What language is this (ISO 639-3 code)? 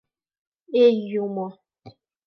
chm